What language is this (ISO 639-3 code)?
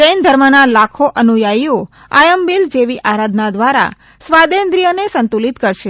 guj